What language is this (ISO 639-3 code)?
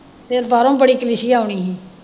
pan